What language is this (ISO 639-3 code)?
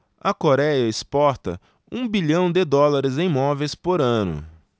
por